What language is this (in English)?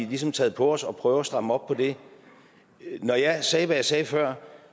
Danish